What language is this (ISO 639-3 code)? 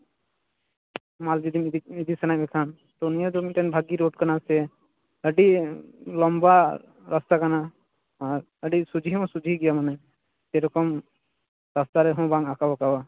sat